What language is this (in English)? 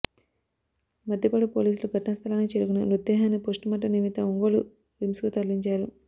Telugu